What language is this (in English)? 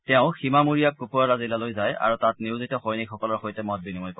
Assamese